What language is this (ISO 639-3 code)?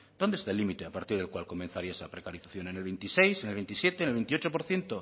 spa